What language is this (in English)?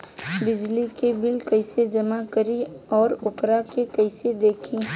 Bhojpuri